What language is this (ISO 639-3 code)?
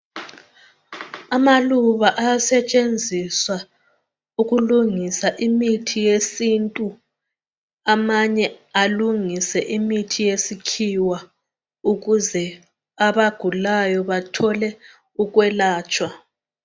nde